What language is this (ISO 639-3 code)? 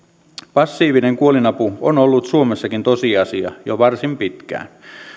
fin